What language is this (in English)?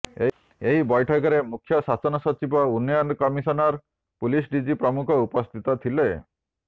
Odia